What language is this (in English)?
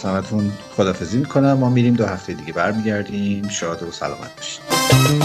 Persian